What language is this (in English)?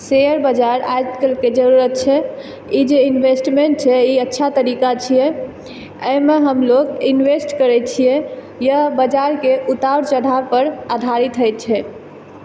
Maithili